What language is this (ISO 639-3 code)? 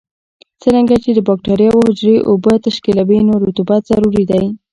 pus